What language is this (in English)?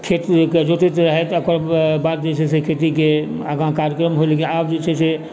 Maithili